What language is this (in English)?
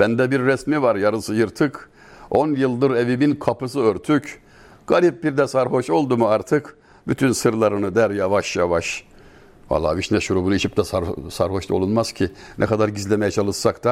Turkish